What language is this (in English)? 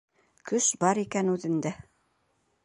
Bashkir